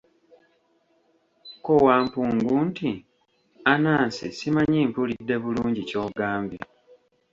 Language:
Ganda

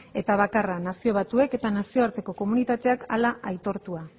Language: Basque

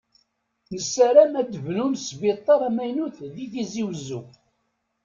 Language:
Kabyle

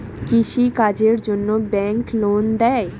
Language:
Bangla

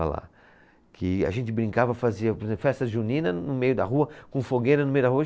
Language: Portuguese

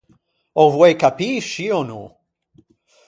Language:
Ligurian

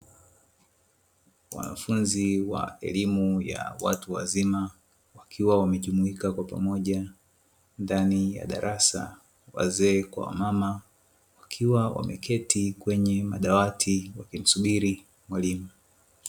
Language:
Swahili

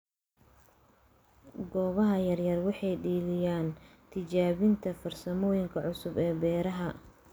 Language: Somali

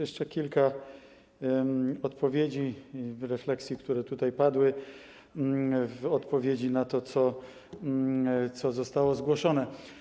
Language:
Polish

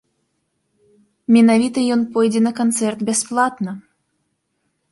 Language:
Belarusian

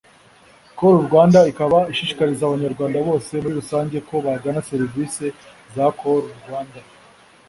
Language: Kinyarwanda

